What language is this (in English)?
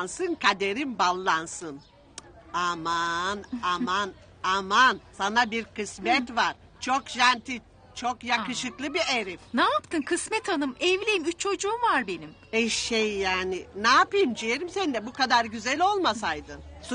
Turkish